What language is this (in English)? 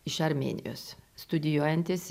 Lithuanian